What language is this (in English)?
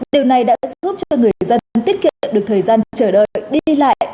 Vietnamese